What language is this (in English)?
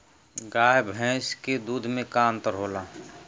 Bhojpuri